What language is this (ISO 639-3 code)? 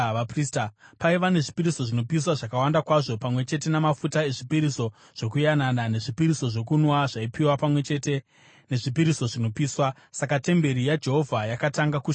sna